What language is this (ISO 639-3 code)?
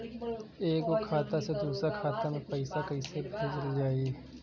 bho